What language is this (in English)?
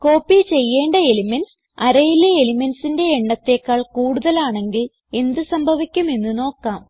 Malayalam